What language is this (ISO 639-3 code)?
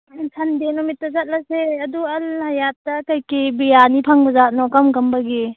mni